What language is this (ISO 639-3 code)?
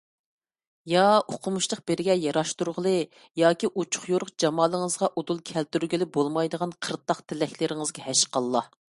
uig